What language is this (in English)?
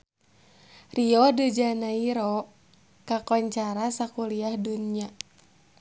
Sundanese